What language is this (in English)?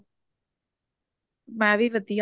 Punjabi